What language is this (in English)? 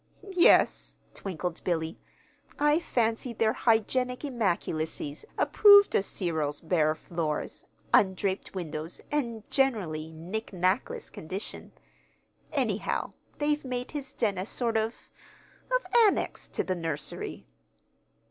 English